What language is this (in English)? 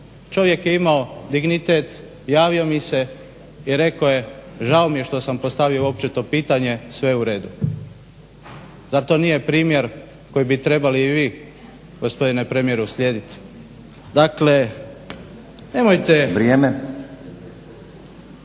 Croatian